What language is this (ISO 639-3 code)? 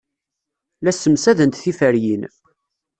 kab